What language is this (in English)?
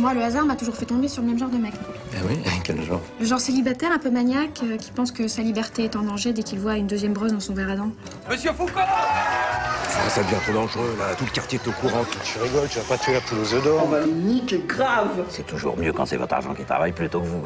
French